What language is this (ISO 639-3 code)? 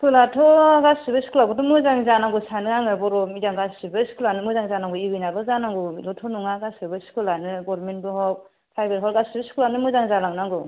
brx